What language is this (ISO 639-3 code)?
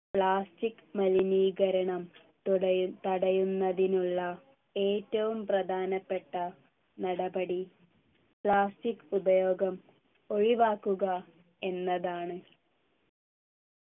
mal